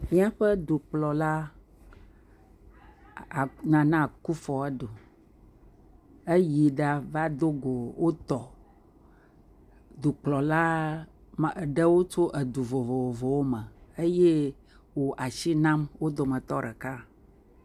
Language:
Ewe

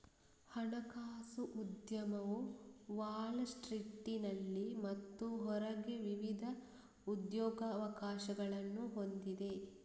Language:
Kannada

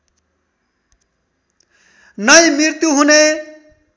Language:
Nepali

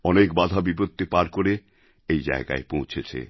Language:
Bangla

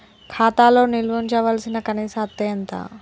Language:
Telugu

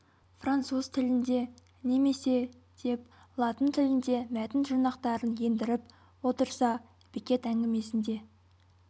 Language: Kazakh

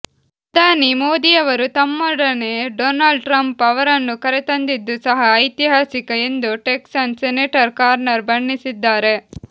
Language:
Kannada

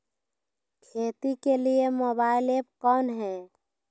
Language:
Magahi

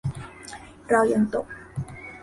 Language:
Thai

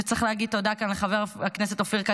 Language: Hebrew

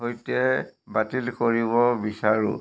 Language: Assamese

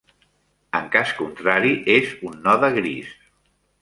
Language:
Catalan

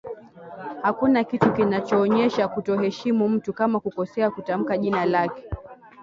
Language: Swahili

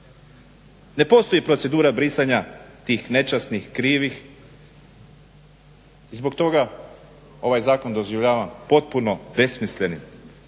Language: Croatian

